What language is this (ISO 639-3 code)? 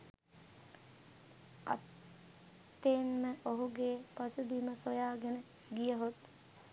sin